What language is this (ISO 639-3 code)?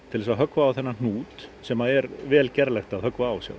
isl